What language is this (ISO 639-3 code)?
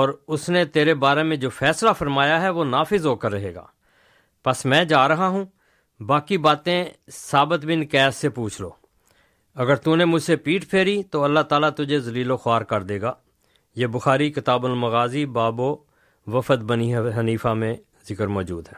urd